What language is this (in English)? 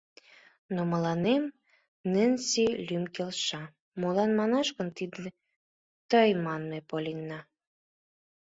Mari